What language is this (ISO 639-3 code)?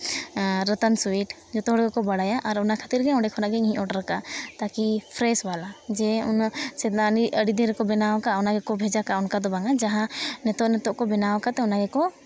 sat